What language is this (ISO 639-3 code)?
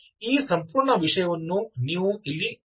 kan